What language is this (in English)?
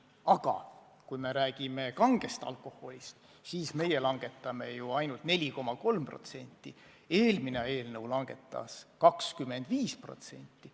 Estonian